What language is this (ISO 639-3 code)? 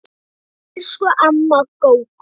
isl